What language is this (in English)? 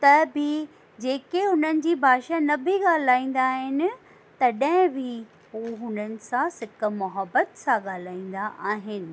Sindhi